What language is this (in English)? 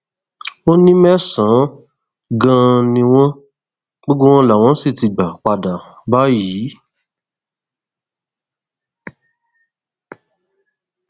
Yoruba